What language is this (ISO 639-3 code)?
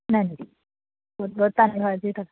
pan